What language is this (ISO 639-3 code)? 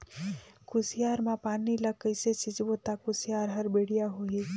hne